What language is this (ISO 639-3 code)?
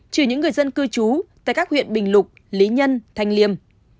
vie